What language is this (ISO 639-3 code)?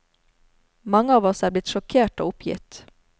nor